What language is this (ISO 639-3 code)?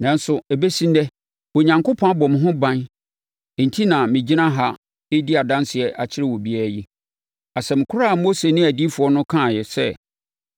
aka